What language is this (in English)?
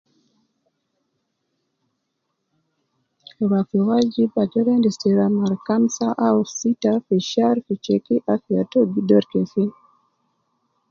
Nubi